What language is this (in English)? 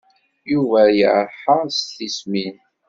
Kabyle